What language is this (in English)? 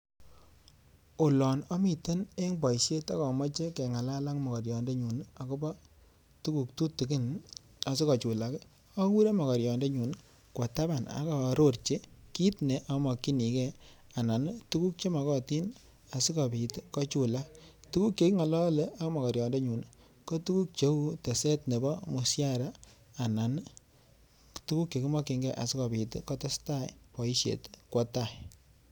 Kalenjin